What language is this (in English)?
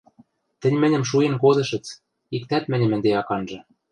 Western Mari